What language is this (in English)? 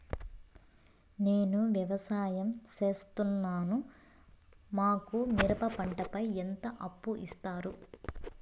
Telugu